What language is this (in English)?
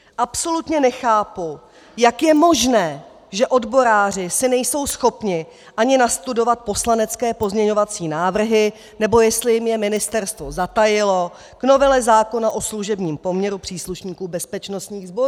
Czech